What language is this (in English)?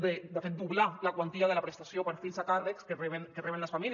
Catalan